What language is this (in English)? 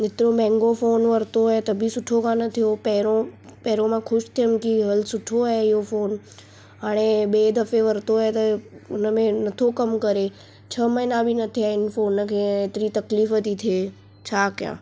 Sindhi